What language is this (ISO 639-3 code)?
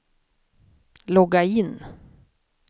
swe